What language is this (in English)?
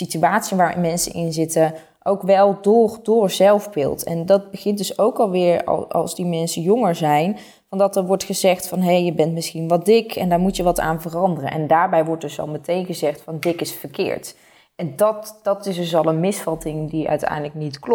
Dutch